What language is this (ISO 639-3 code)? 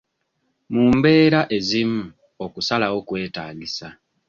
lug